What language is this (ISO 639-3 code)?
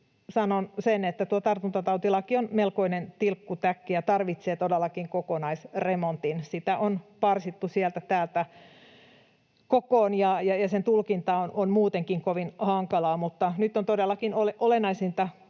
fin